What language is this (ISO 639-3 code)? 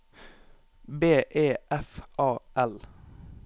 nor